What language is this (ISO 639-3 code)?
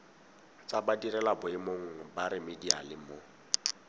tsn